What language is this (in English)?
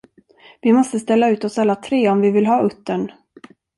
Swedish